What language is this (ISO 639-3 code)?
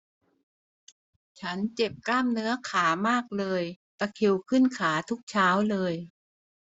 tha